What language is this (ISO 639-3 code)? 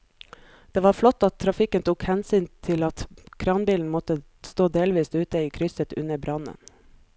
nor